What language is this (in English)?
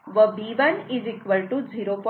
Marathi